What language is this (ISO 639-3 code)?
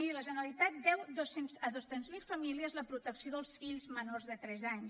cat